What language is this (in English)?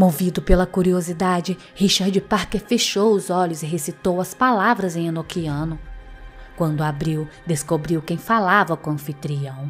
Portuguese